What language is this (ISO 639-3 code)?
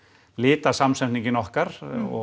isl